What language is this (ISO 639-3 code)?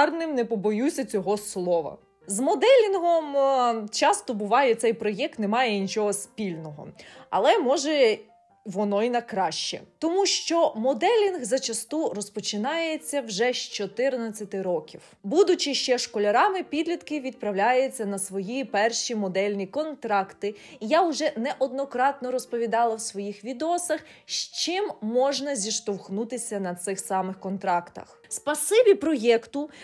ukr